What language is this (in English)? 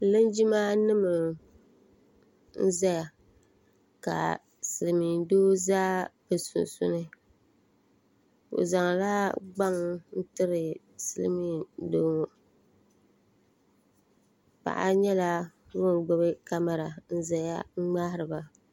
Dagbani